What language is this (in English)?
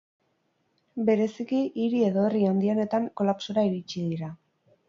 Basque